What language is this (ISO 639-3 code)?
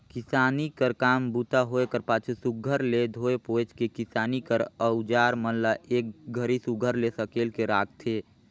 hne